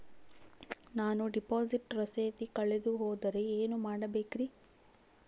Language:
Kannada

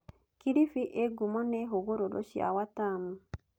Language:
Kikuyu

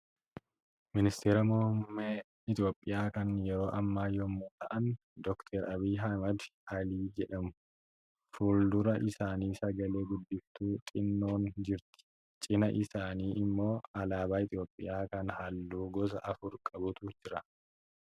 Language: Oromo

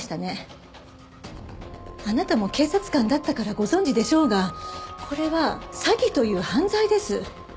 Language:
Japanese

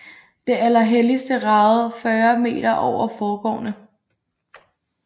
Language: Danish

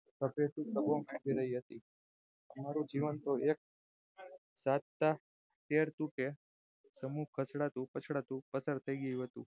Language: Gujarati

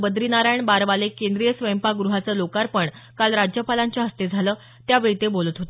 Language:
Marathi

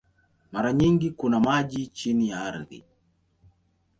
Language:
Swahili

